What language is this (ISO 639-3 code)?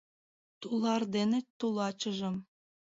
chm